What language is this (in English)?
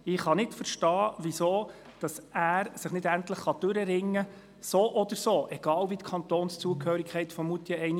Swiss German